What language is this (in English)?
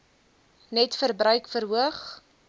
Afrikaans